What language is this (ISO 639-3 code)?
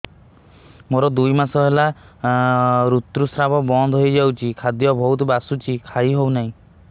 ori